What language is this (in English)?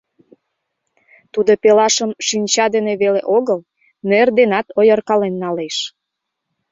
Mari